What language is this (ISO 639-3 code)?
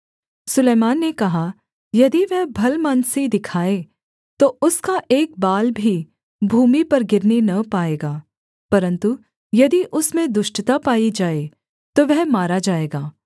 hin